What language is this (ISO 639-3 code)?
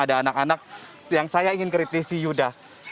ind